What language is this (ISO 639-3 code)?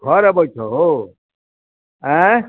mai